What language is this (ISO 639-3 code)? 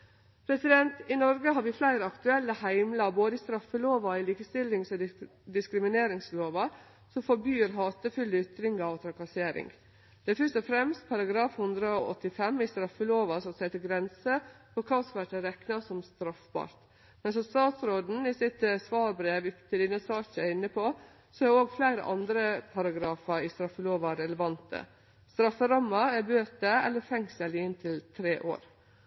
nno